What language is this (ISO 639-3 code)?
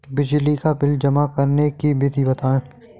hin